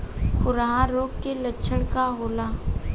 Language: Bhojpuri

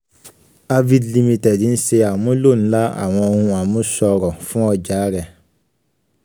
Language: Yoruba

